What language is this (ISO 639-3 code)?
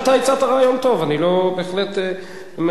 heb